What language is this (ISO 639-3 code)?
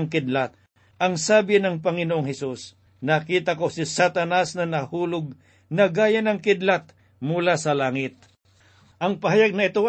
fil